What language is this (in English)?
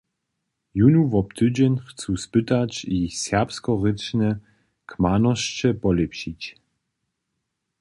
Upper Sorbian